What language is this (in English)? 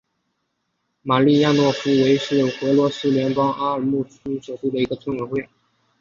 Chinese